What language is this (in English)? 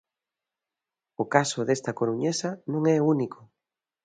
Galician